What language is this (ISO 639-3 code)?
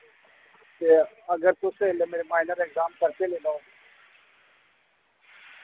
doi